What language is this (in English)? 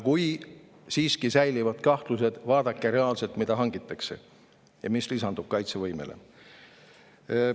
Estonian